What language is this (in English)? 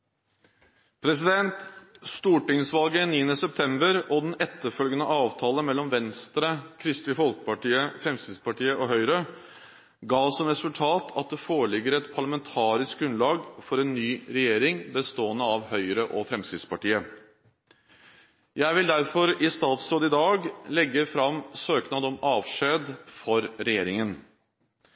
Norwegian Bokmål